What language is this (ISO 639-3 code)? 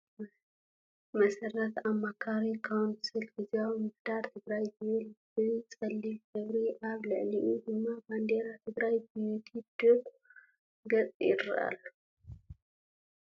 tir